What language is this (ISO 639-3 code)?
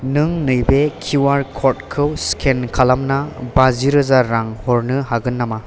brx